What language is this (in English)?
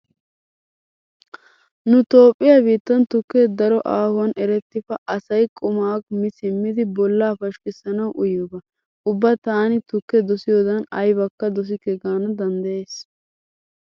Wolaytta